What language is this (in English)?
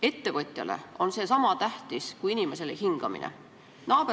Estonian